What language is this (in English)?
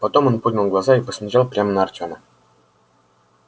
Russian